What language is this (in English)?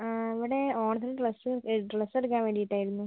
Malayalam